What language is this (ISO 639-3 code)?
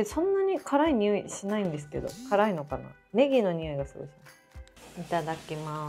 jpn